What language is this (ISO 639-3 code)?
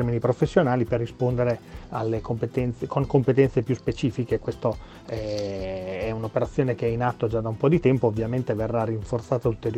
ita